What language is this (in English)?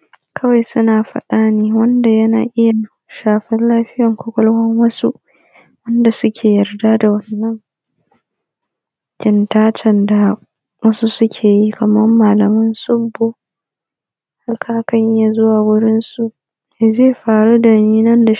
Hausa